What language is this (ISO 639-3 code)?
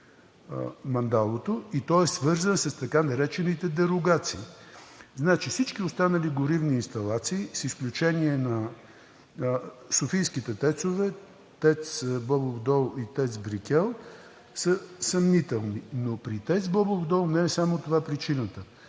bul